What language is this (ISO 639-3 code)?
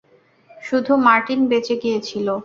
ben